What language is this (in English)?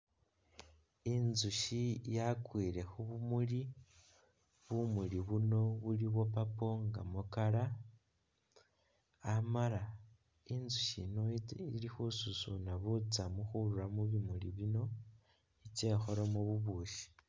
Masaaba